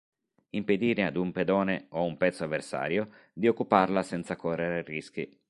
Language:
Italian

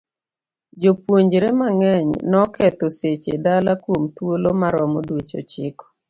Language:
Luo (Kenya and Tanzania)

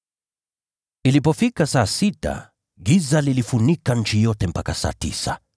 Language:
Swahili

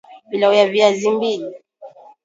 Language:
Swahili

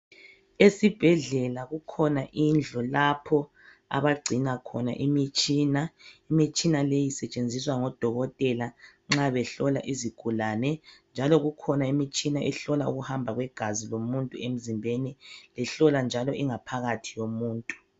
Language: North Ndebele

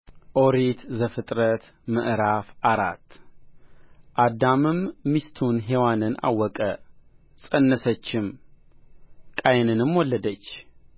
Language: Amharic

